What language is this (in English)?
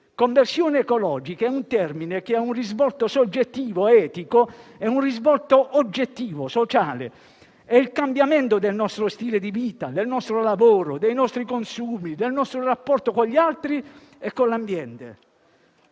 Italian